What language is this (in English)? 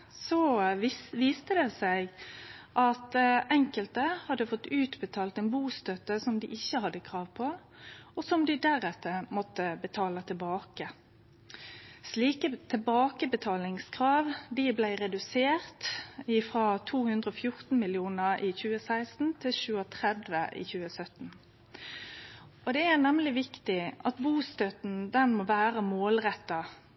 Norwegian Nynorsk